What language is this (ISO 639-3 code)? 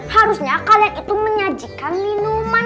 ind